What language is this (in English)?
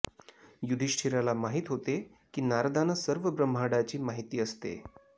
Marathi